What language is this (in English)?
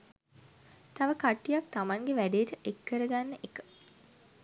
Sinhala